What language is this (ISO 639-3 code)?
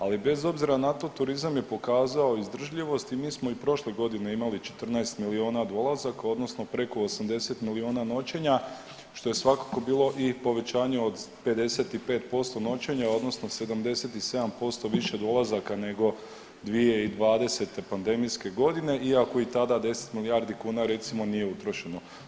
hrv